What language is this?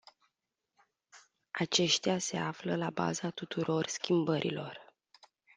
Romanian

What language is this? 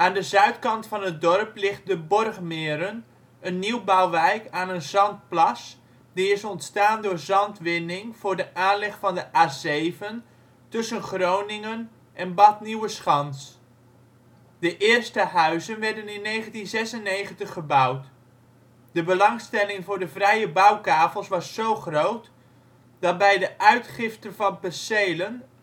Dutch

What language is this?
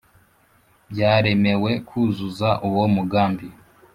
Kinyarwanda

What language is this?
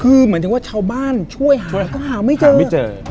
Thai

